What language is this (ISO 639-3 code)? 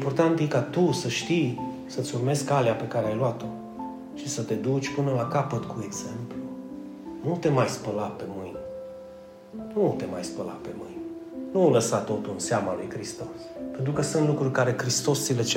ron